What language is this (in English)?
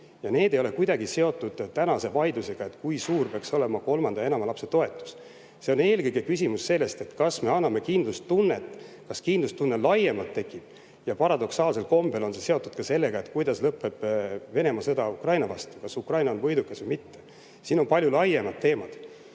Estonian